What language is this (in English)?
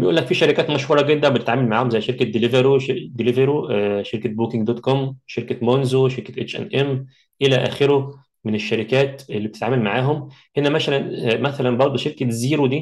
Arabic